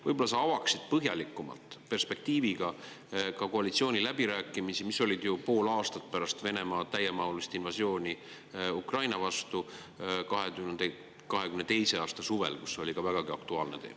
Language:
Estonian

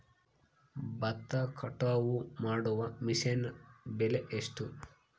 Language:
Kannada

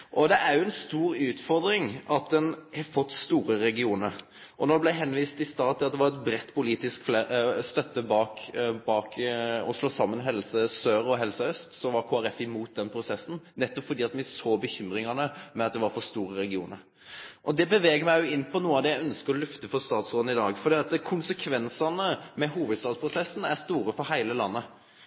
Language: Norwegian Nynorsk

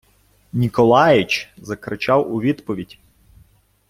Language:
Ukrainian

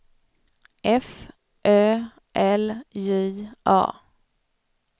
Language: Swedish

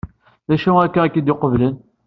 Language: Kabyle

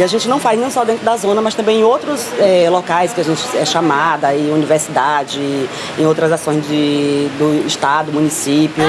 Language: Portuguese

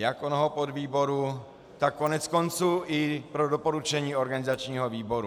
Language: Czech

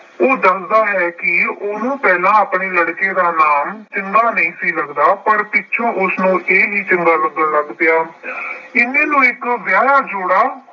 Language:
Punjabi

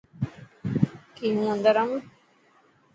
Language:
Dhatki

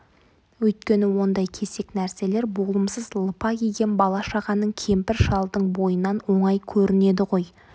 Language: Kazakh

